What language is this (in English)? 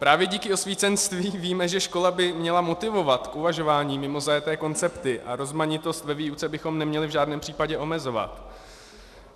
Czech